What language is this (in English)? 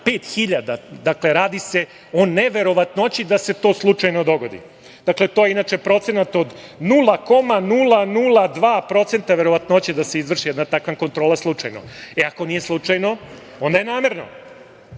Serbian